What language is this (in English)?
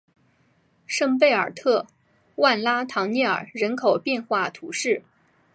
Chinese